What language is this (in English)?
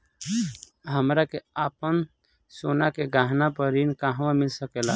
Bhojpuri